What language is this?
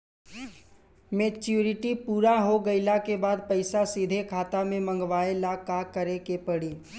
Bhojpuri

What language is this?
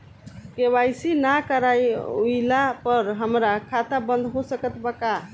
Bhojpuri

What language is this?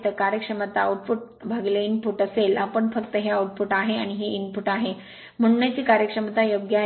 Marathi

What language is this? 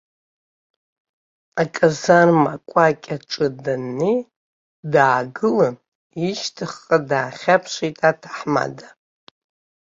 Abkhazian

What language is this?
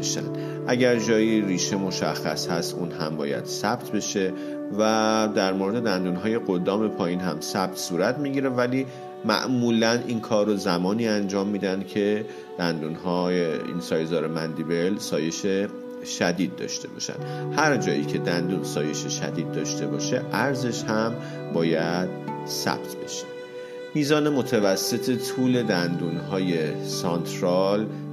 Persian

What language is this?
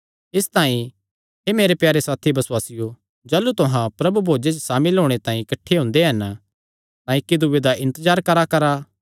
Kangri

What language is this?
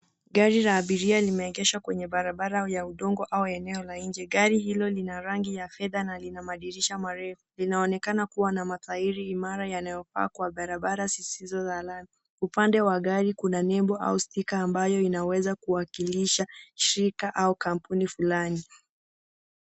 Swahili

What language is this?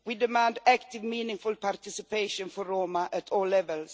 English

